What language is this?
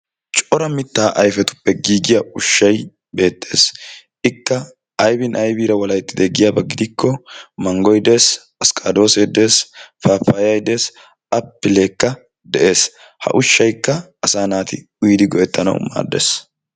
Wolaytta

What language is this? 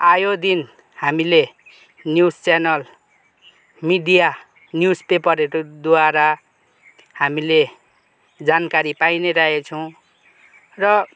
Nepali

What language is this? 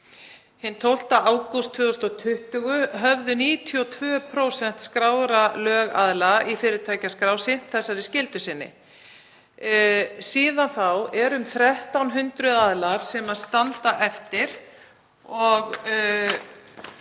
Icelandic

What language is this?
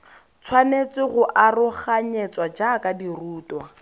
Tswana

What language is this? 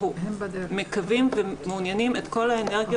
Hebrew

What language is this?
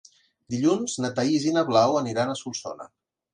Catalan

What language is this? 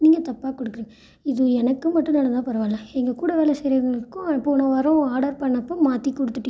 Tamil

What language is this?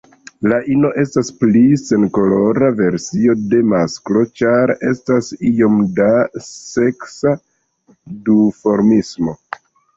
Esperanto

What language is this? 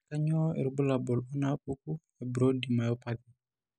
Masai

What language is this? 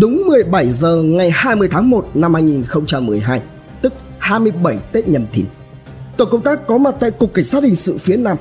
Vietnamese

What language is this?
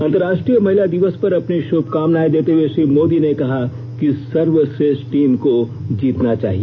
Hindi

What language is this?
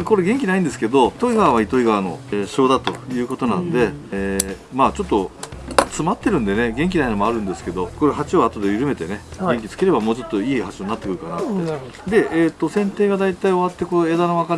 Japanese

